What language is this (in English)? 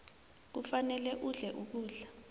South Ndebele